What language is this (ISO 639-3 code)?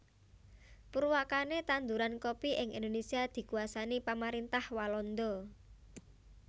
jav